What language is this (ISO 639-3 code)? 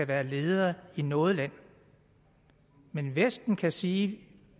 dan